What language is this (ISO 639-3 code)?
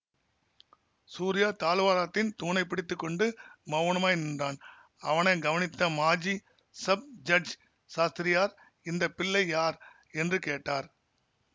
tam